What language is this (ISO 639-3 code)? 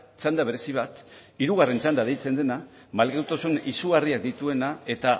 eus